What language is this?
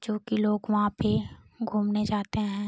Hindi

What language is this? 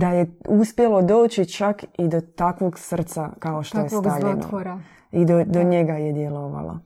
Croatian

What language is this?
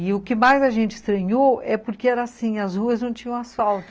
Portuguese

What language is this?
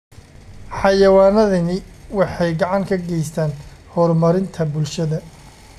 Somali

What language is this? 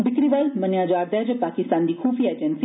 Dogri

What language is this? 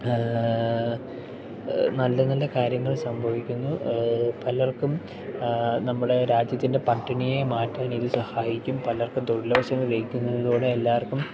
Malayalam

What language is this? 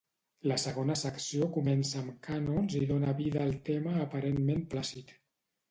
Catalan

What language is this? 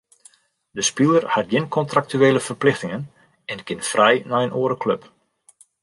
Western Frisian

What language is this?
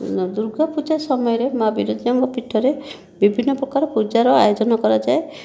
Odia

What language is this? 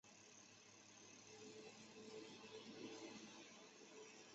Chinese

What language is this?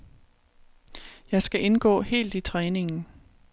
Danish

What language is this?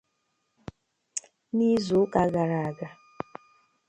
Igbo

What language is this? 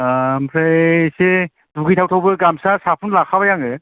Bodo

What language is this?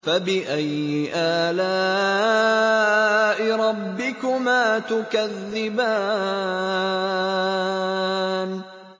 Arabic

